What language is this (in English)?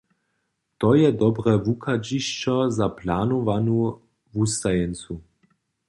Upper Sorbian